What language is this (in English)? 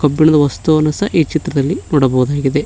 Kannada